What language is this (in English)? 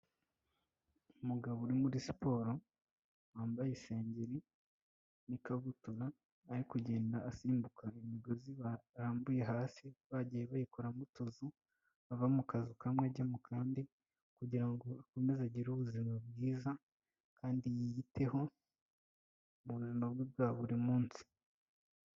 Kinyarwanda